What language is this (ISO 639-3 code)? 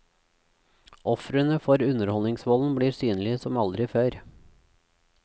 nor